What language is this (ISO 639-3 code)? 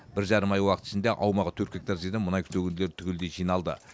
kaz